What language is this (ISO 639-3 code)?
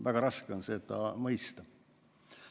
est